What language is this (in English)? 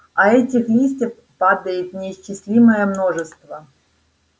Russian